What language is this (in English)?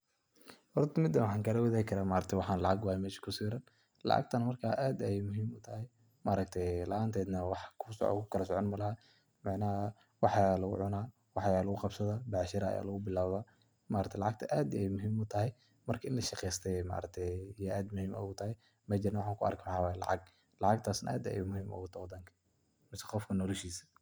Somali